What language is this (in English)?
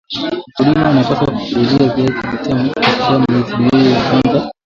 Swahili